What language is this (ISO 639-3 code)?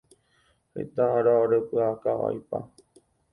grn